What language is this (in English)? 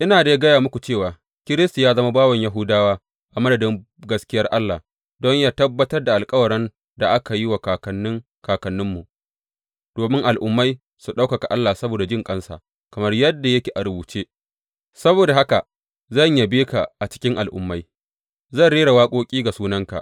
Hausa